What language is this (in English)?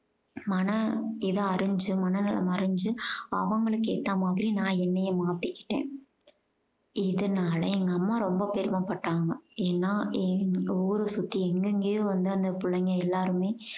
Tamil